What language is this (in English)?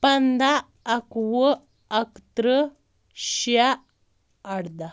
Kashmiri